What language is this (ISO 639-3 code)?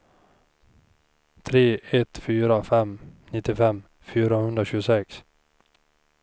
swe